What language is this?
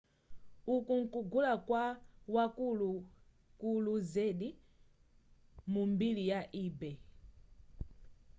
Nyanja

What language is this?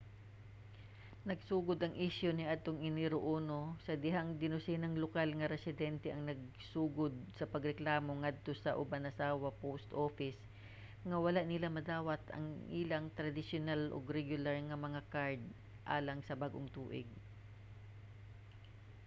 Cebuano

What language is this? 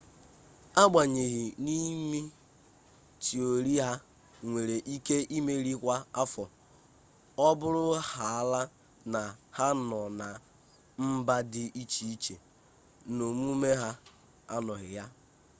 Igbo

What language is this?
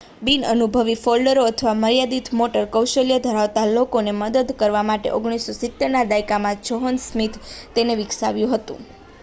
Gujarati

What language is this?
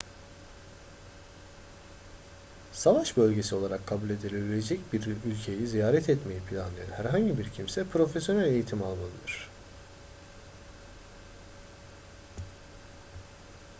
Turkish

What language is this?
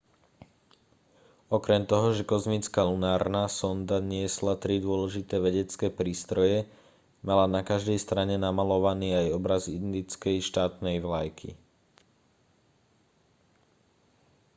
Slovak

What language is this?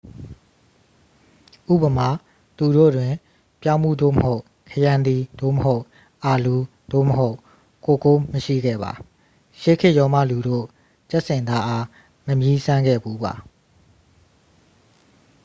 Burmese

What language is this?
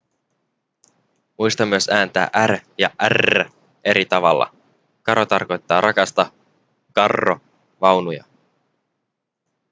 Finnish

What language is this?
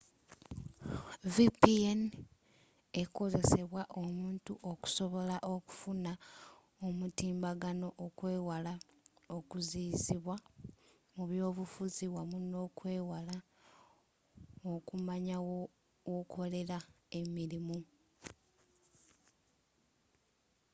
Ganda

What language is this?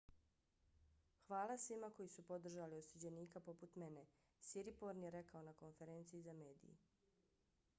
Bosnian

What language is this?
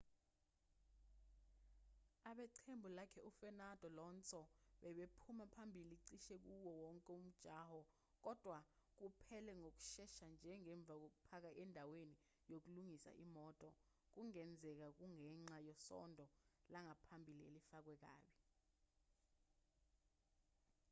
Zulu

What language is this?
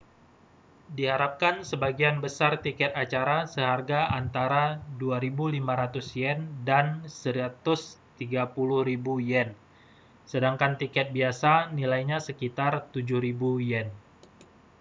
Indonesian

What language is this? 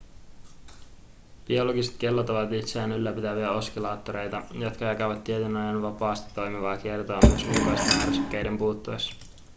Finnish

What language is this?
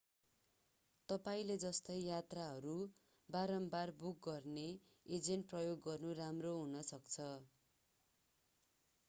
Nepali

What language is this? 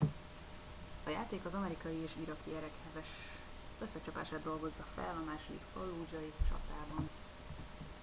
Hungarian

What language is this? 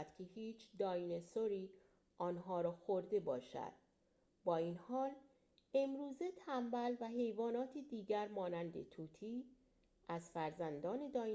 Persian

